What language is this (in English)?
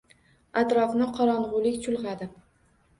Uzbek